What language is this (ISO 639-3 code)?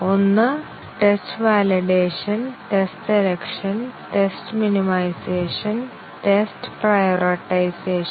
mal